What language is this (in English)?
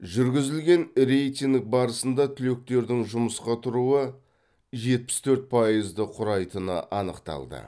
Kazakh